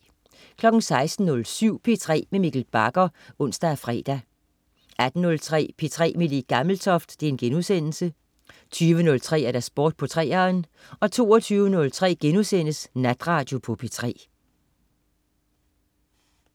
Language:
Danish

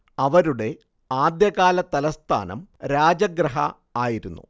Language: Malayalam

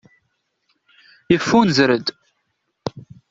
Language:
Kabyle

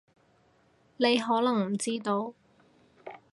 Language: Cantonese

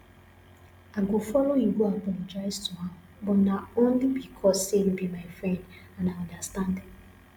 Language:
Nigerian Pidgin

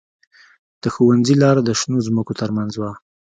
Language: Pashto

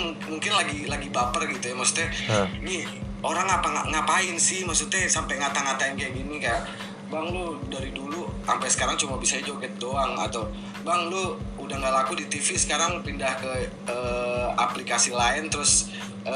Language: Indonesian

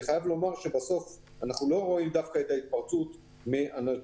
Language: Hebrew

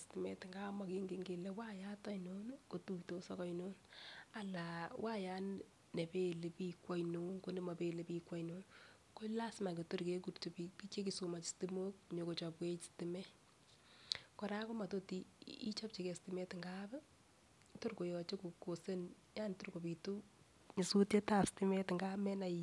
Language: Kalenjin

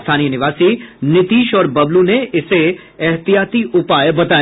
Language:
Hindi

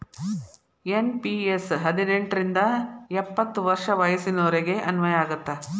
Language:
Kannada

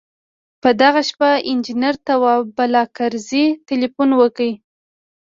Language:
Pashto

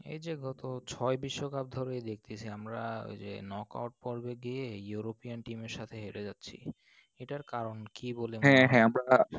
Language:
Bangla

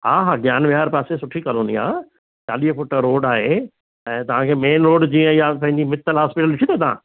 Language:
Sindhi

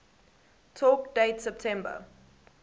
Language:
English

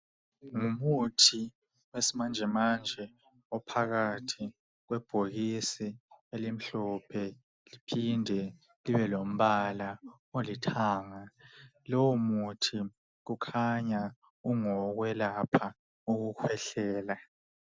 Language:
North Ndebele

